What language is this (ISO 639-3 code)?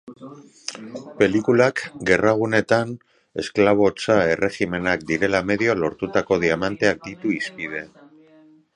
eus